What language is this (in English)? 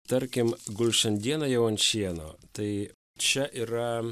Lithuanian